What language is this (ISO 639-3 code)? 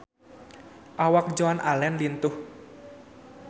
sun